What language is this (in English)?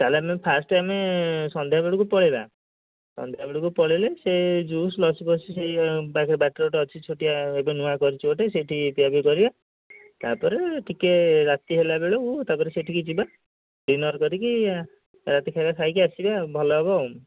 Odia